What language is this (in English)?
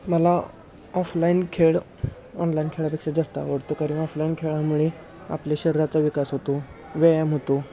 Marathi